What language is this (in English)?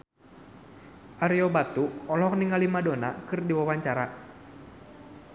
Sundanese